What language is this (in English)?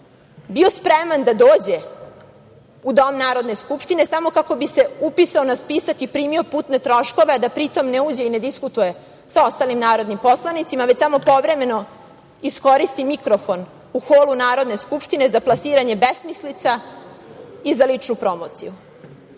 Serbian